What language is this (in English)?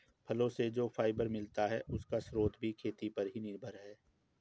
Hindi